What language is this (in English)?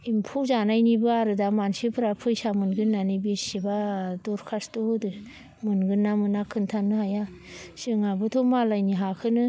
Bodo